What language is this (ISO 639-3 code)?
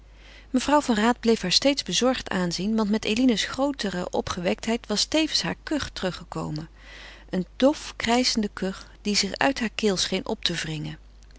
nld